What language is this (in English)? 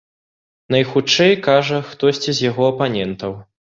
Belarusian